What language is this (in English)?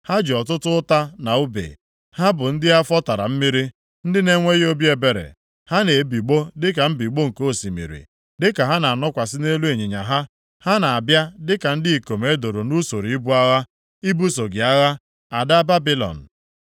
Igbo